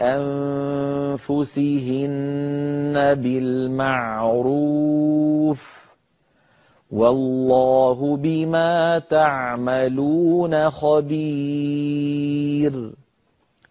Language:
Arabic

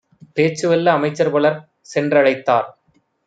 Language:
Tamil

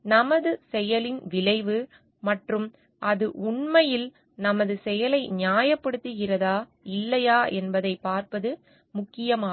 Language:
Tamil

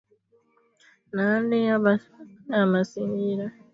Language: Swahili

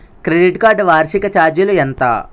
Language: Telugu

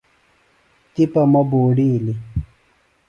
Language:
Phalura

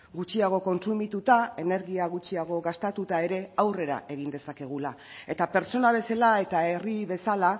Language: Basque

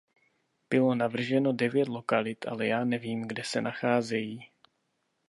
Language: Czech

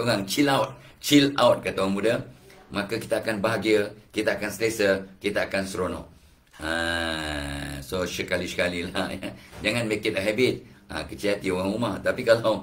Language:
Malay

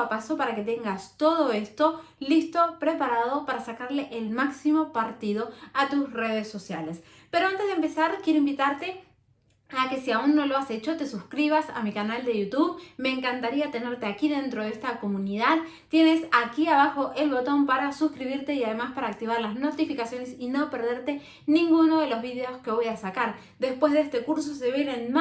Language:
Spanish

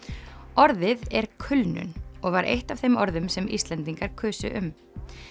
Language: Icelandic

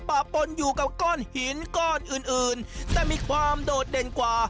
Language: Thai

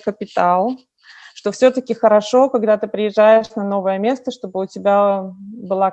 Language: Russian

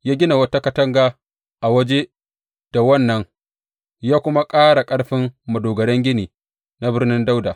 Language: Hausa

